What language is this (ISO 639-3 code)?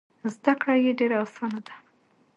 pus